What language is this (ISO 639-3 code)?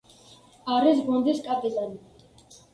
kat